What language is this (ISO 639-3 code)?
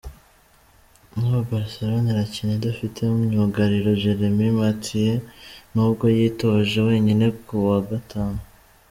kin